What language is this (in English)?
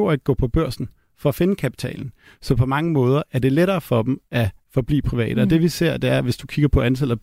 Danish